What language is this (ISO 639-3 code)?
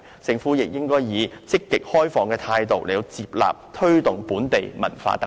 yue